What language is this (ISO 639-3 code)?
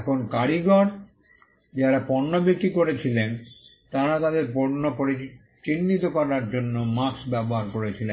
ben